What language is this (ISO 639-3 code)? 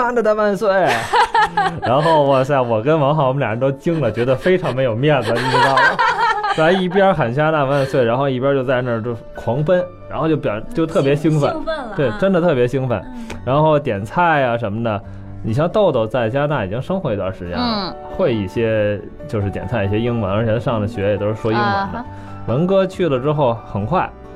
zho